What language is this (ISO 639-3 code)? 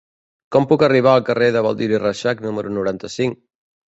cat